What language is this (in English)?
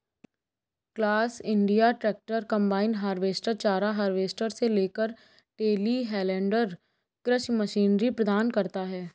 Hindi